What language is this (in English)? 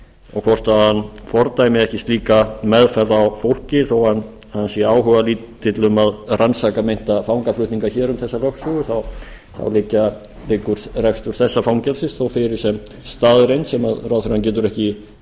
Icelandic